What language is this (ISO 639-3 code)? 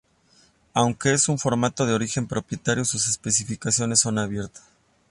spa